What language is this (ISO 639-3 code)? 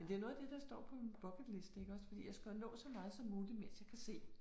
dan